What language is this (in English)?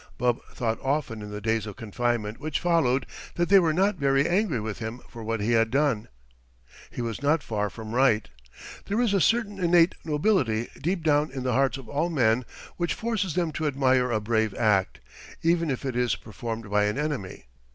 English